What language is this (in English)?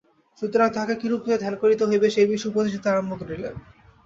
Bangla